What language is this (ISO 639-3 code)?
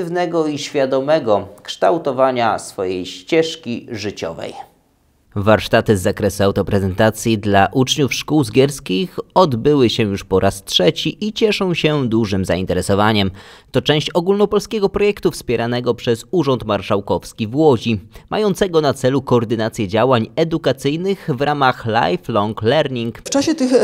pol